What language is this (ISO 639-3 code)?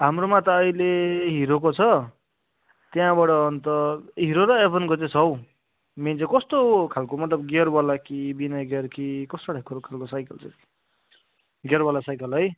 nep